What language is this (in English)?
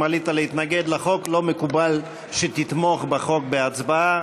Hebrew